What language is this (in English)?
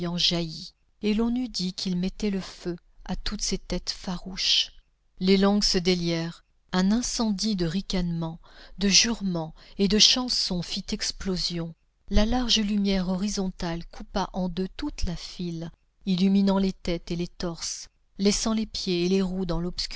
French